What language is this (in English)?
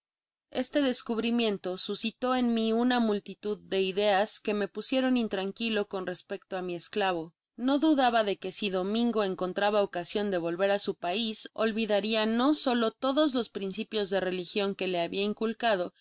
Spanish